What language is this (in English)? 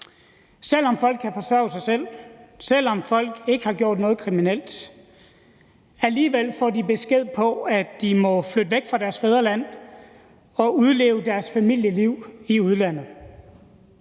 Danish